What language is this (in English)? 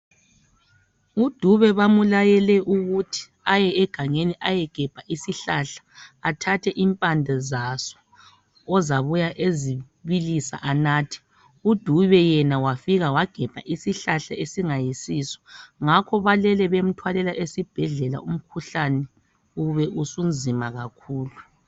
North Ndebele